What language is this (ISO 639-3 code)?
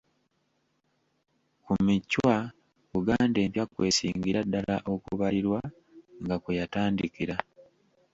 lug